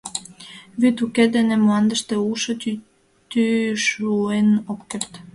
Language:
Mari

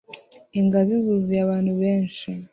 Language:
Kinyarwanda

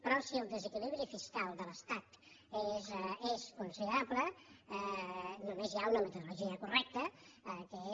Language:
Catalan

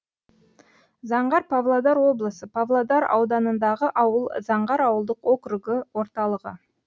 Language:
Kazakh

